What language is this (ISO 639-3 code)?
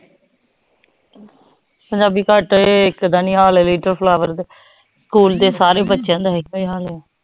pan